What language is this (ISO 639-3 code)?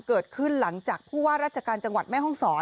tha